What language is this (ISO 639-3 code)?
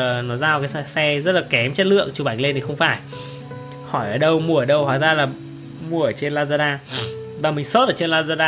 vie